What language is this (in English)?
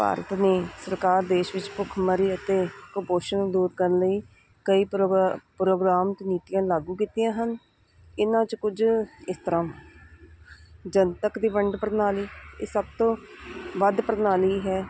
Punjabi